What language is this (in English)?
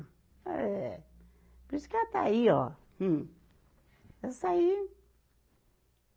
Portuguese